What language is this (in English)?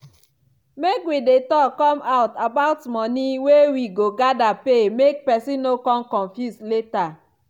Nigerian Pidgin